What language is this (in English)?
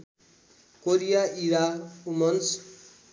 Nepali